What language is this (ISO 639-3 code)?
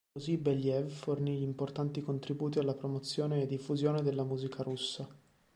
ita